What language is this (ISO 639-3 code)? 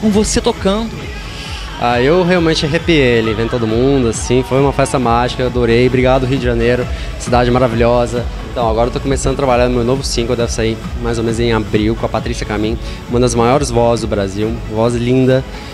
por